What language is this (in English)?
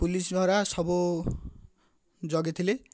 Odia